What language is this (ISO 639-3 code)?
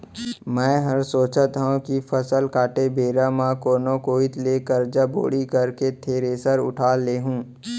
hne